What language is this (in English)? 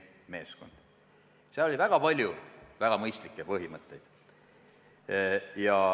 Estonian